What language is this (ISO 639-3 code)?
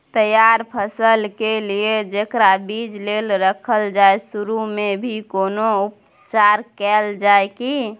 mai